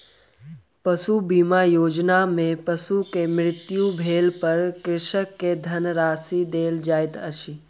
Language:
Maithili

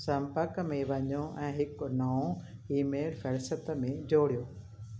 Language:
Sindhi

